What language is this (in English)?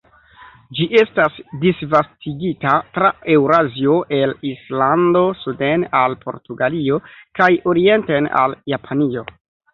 Esperanto